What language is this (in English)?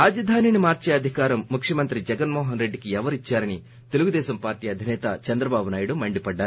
Telugu